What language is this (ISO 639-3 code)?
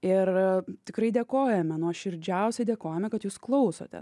lit